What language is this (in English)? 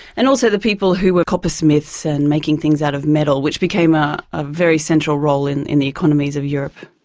English